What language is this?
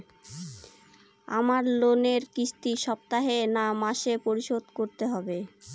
Bangla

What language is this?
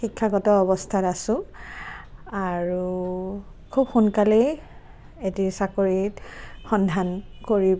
Assamese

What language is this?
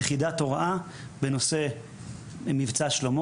Hebrew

